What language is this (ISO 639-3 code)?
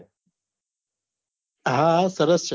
guj